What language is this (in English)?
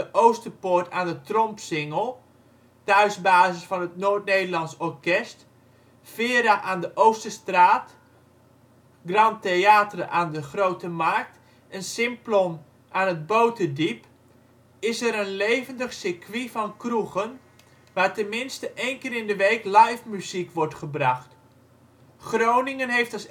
Dutch